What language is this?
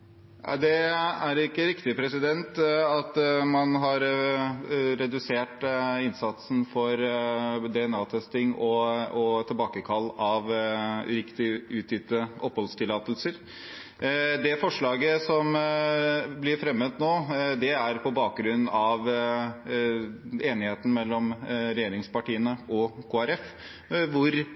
Norwegian Bokmål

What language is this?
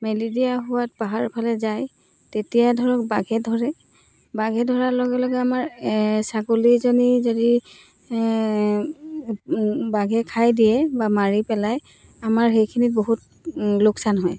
Assamese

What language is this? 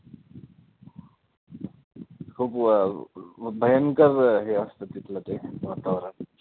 Marathi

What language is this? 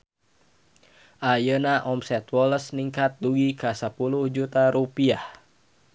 Sundanese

